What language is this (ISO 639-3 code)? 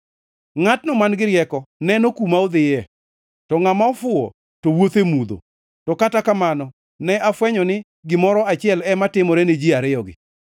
luo